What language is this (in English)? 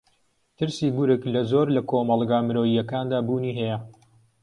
Central Kurdish